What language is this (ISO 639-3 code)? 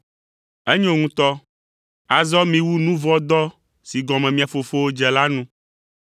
ewe